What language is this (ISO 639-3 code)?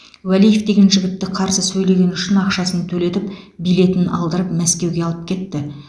kaz